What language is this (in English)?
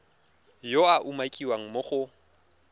Tswana